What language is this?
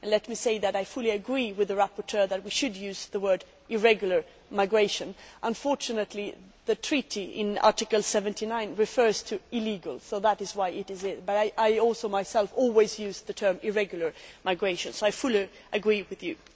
English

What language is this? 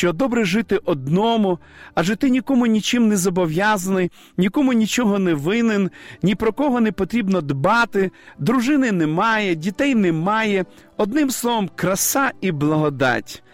Ukrainian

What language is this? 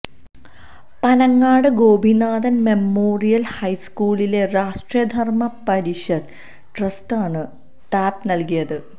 Malayalam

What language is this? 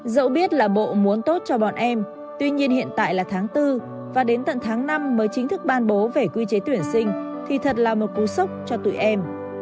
Vietnamese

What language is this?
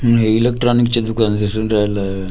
Marathi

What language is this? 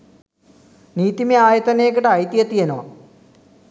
Sinhala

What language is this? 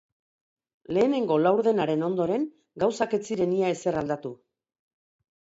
Basque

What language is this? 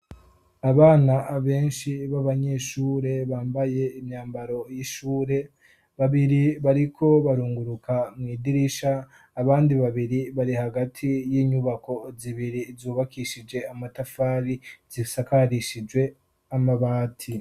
Rundi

